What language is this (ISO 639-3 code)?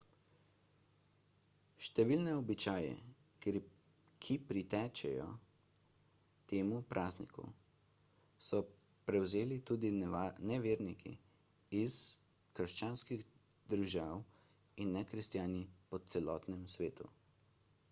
slv